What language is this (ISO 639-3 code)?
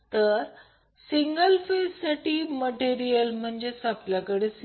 mar